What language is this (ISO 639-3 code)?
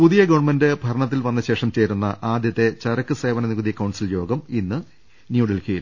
mal